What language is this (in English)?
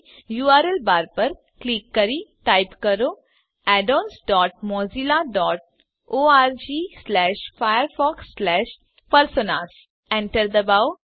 Gujarati